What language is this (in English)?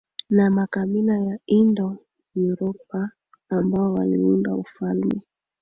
Swahili